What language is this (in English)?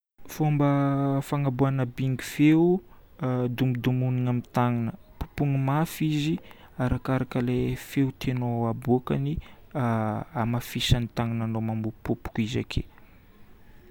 Northern Betsimisaraka Malagasy